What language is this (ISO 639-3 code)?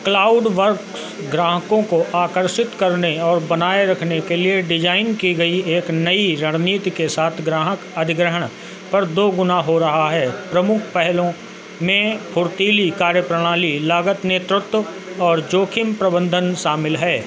hin